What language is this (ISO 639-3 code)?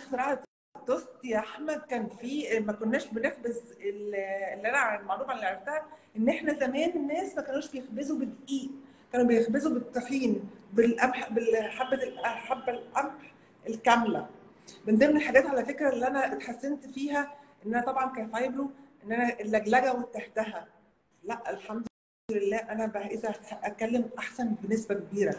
ara